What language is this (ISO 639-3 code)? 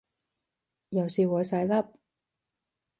yue